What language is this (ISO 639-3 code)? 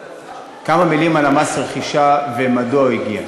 heb